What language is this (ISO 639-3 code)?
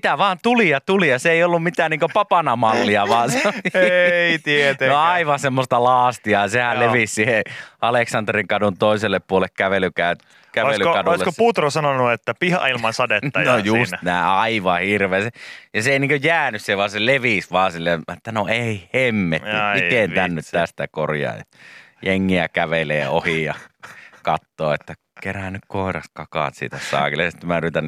fin